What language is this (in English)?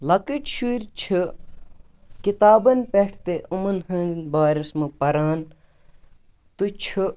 Kashmiri